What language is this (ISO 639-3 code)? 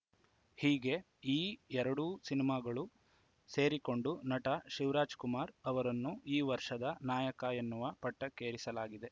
kan